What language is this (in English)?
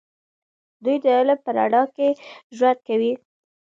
Pashto